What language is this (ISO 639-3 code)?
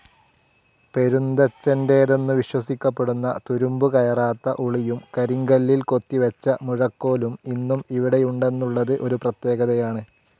mal